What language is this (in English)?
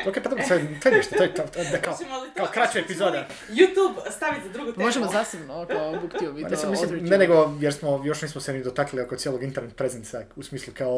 Croatian